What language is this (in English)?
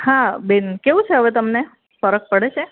Gujarati